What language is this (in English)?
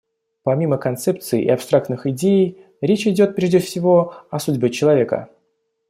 Russian